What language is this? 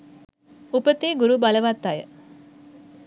Sinhala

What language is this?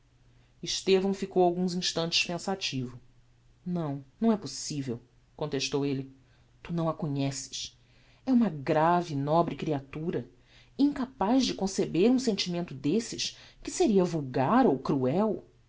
Portuguese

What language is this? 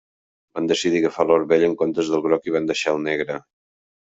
Catalan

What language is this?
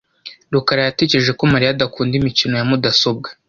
Kinyarwanda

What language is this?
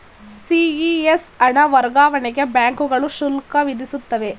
Kannada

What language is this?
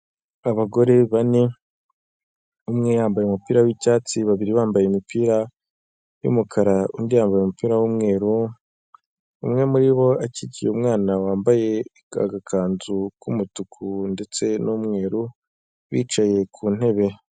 Kinyarwanda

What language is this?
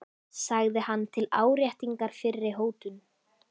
Icelandic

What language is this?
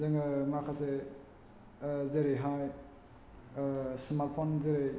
Bodo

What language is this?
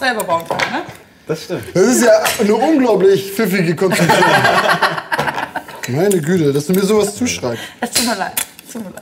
German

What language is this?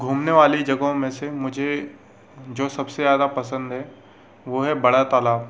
Hindi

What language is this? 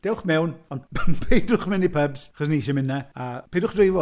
Welsh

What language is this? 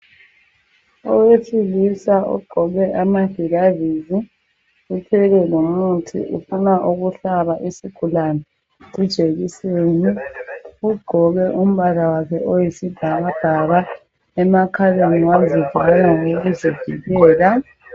North Ndebele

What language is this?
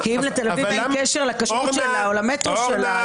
Hebrew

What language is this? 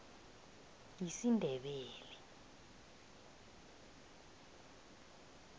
South Ndebele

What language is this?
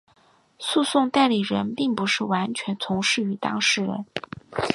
Chinese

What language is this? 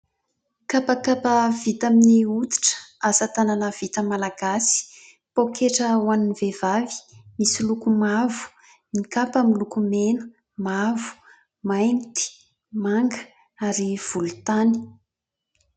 Malagasy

